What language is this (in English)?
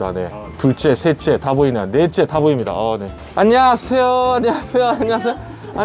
Korean